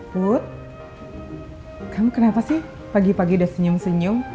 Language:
Indonesian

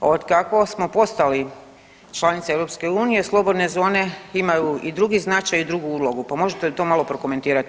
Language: Croatian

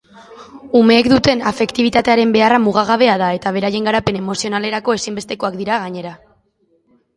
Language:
Basque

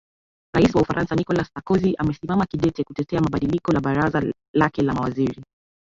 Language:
Swahili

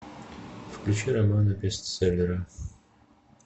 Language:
Russian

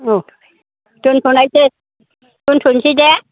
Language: Bodo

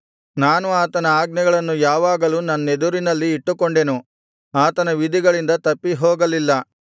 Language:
Kannada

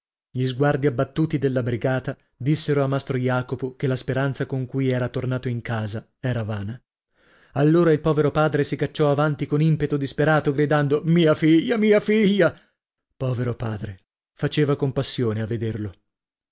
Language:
Italian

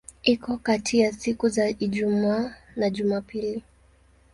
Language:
Swahili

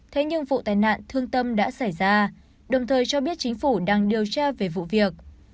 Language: Vietnamese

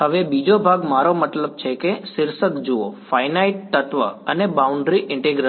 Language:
Gujarati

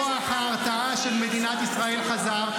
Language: Hebrew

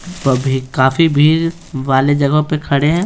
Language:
Hindi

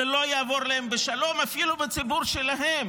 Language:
Hebrew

